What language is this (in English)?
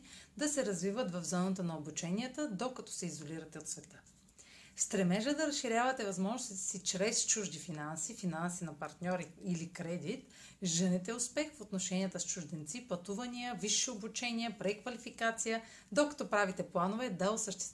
Bulgarian